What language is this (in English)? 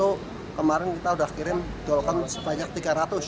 Indonesian